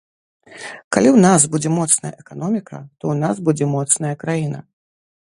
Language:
Belarusian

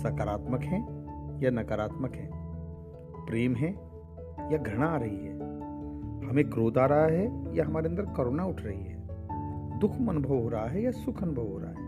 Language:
Hindi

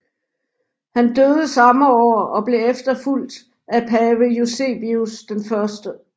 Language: Danish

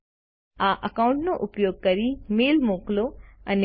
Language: Gujarati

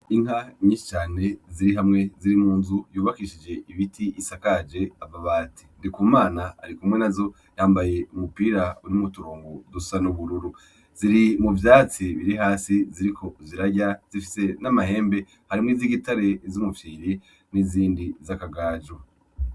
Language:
Rundi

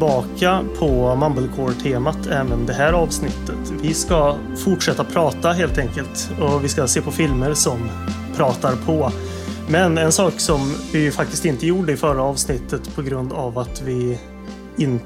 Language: Swedish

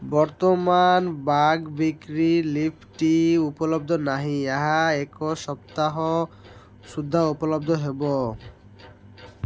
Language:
Odia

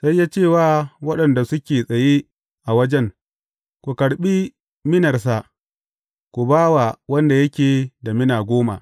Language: Hausa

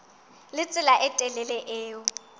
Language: Southern Sotho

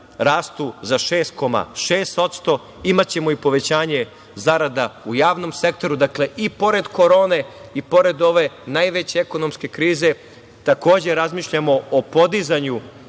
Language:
Serbian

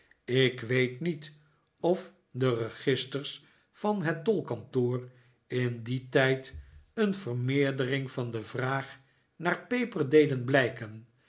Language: Dutch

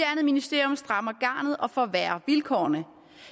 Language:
Danish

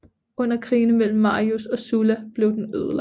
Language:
Danish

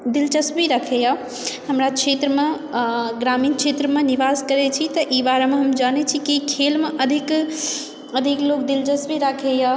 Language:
Maithili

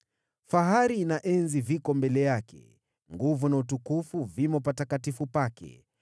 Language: Swahili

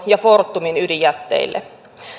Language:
Finnish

